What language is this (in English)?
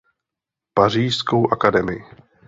Czech